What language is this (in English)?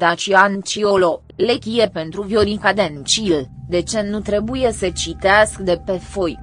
Romanian